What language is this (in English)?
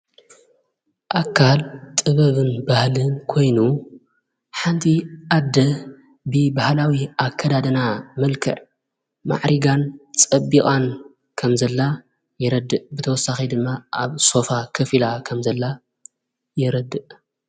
Tigrinya